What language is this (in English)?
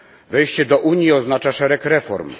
Polish